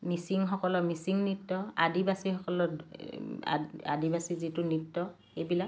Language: Assamese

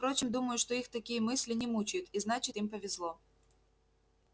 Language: Russian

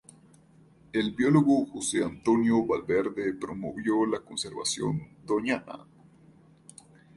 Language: Spanish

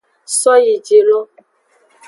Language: Aja (Benin)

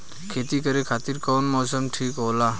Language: Bhojpuri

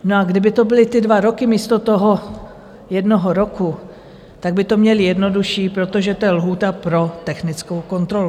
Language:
Czech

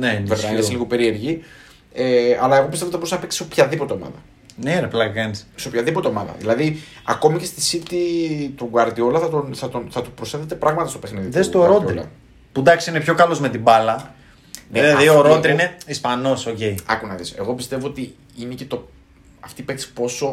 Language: Greek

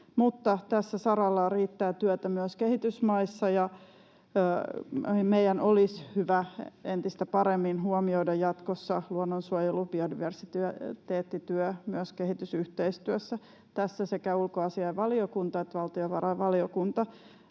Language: Finnish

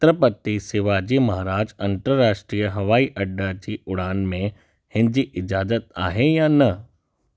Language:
Sindhi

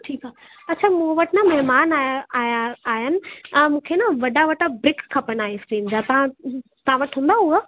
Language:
Sindhi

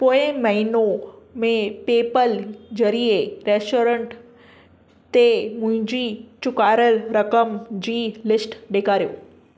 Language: Sindhi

